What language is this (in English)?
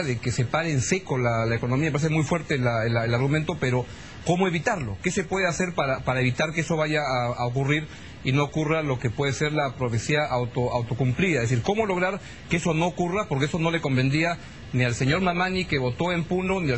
Spanish